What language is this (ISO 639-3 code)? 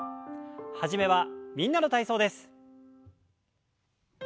jpn